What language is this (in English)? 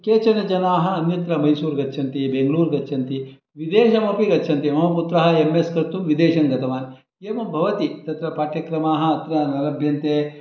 Sanskrit